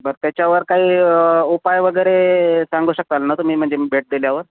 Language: Marathi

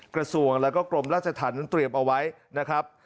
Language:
Thai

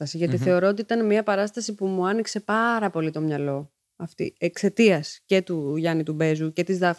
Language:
Greek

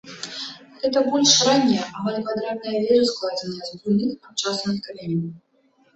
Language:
Belarusian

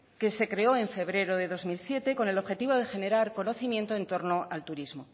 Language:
Spanish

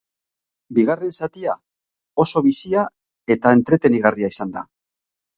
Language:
Basque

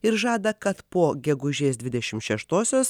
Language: Lithuanian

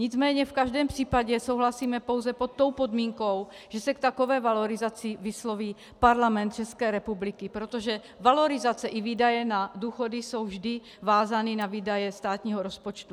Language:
Czech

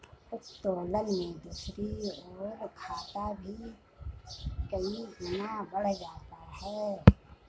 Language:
Hindi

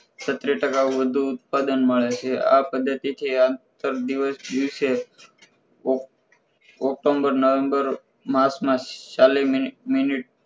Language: Gujarati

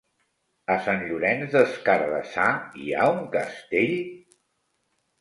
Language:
Catalan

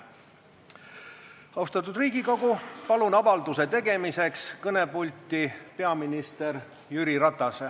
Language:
Estonian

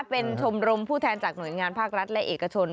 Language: Thai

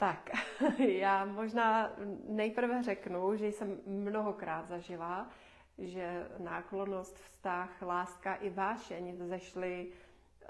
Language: Czech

